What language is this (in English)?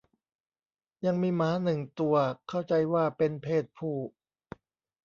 Thai